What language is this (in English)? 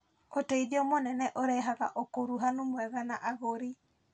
Kikuyu